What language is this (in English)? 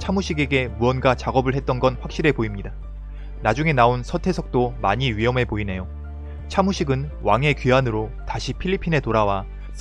Korean